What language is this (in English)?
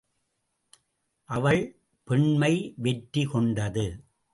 Tamil